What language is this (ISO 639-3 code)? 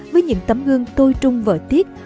vie